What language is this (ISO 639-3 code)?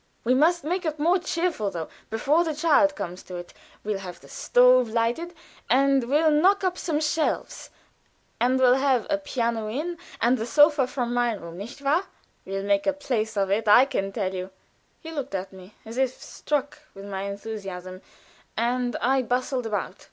eng